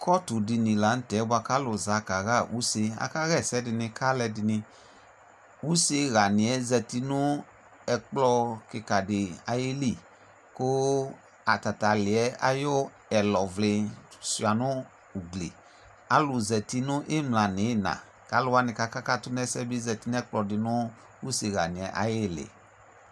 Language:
Ikposo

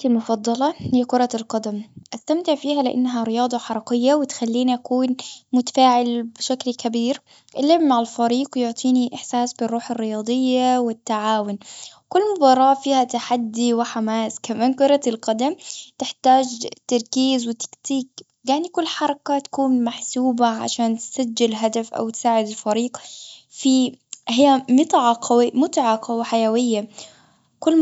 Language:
Gulf Arabic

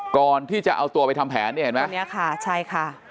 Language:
Thai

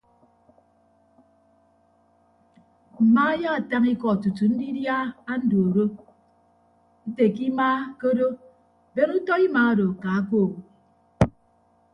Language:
Ibibio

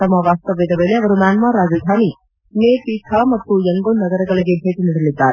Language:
Kannada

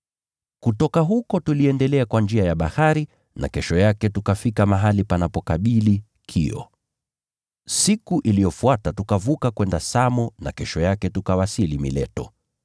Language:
Swahili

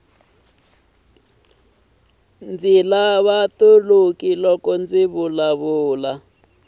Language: Tsonga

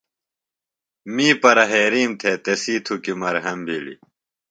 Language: Phalura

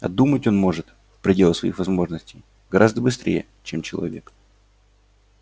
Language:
Russian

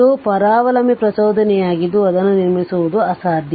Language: Kannada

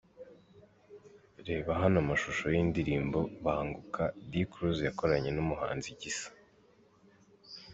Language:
Kinyarwanda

